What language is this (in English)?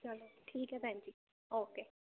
Punjabi